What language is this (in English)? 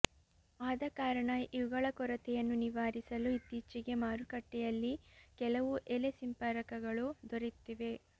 Kannada